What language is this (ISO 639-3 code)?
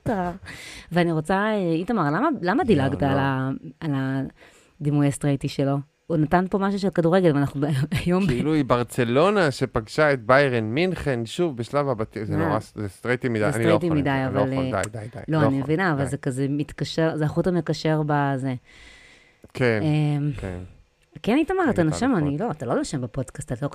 heb